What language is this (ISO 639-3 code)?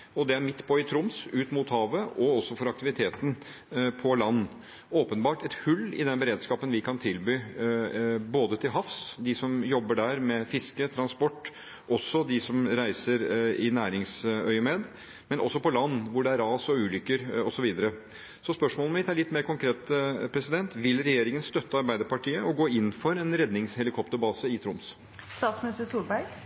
nob